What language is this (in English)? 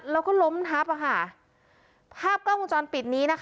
Thai